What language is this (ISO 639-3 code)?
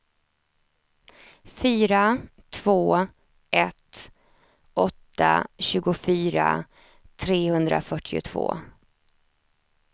swe